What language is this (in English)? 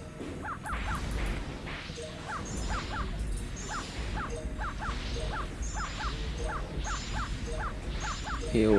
Vietnamese